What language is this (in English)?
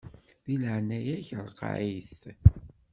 Kabyle